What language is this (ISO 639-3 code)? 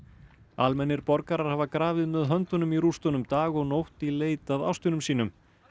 isl